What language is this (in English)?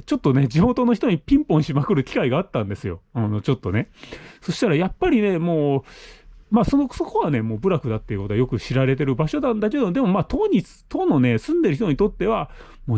Japanese